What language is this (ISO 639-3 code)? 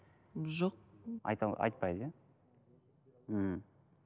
kaz